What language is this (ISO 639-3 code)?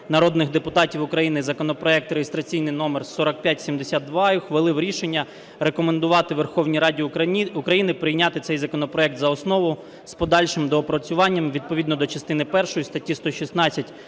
ukr